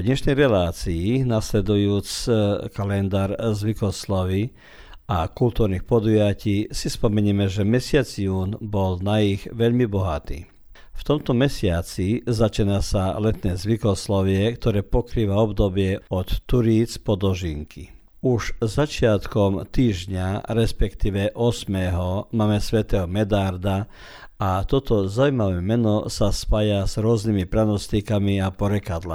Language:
Croatian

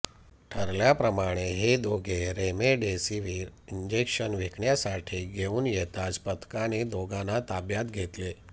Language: Marathi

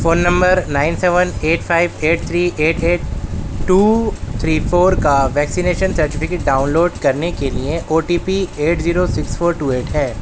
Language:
Urdu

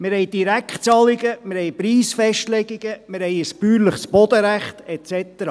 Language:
Swiss German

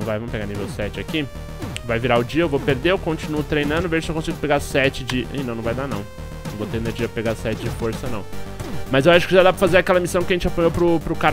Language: Portuguese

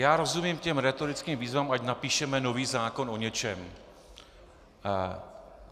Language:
Czech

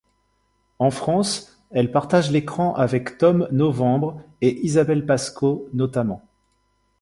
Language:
French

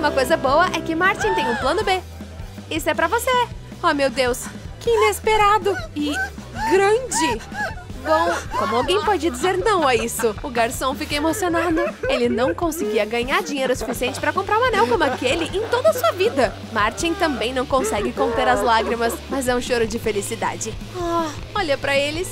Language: Portuguese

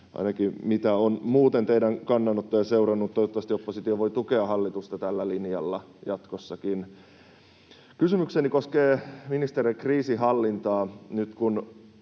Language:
Finnish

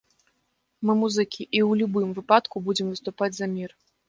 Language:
Belarusian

